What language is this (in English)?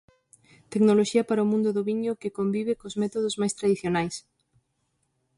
Galician